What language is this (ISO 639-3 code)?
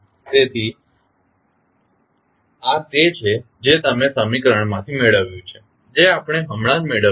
guj